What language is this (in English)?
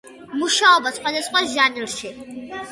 Georgian